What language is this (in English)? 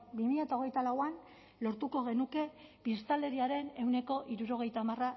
Basque